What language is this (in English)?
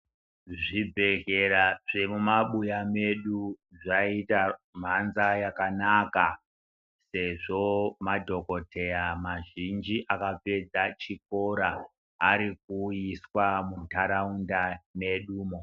Ndau